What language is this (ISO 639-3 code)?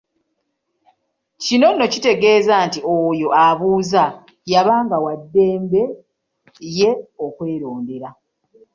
lug